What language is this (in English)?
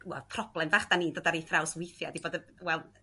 Welsh